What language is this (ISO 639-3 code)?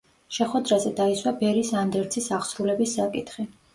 kat